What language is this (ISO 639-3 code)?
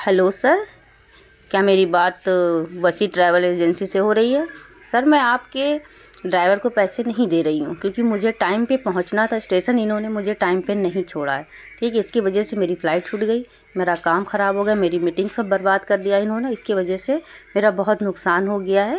urd